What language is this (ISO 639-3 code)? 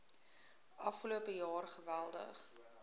afr